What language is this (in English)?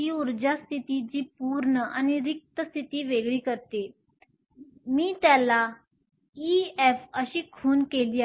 Marathi